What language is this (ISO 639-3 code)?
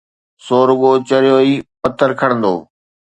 snd